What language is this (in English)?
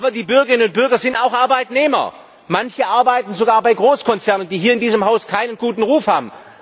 German